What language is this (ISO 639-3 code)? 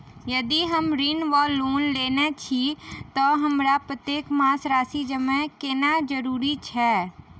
mai